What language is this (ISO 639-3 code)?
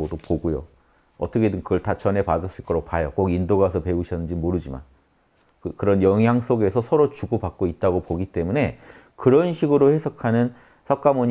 kor